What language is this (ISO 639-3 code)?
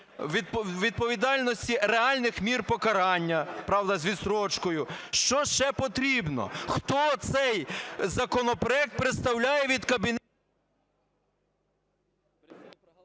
ukr